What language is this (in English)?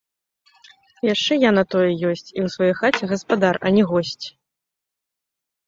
Belarusian